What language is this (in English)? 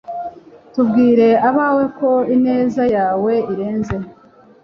Kinyarwanda